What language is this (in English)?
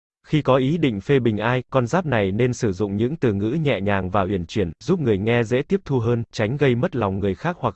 Vietnamese